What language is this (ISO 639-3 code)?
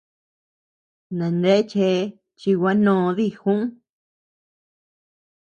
cux